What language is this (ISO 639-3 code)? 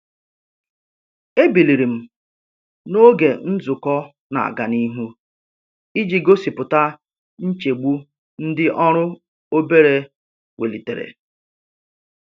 ibo